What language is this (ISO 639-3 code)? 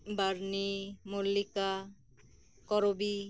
sat